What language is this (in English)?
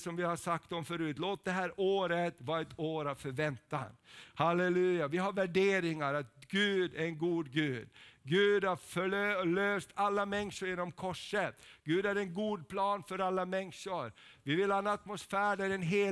Swedish